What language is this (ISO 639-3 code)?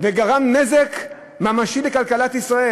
heb